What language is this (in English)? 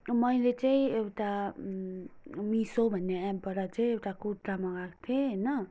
Nepali